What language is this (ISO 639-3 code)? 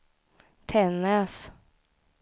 swe